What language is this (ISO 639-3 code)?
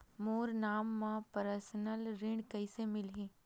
hne